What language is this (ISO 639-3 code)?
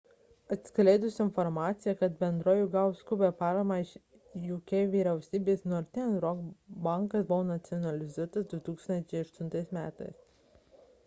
lit